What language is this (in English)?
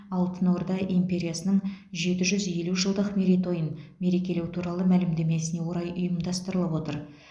Kazakh